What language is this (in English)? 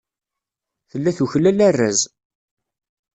Kabyle